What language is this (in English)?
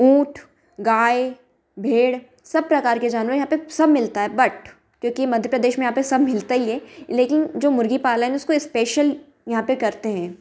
Hindi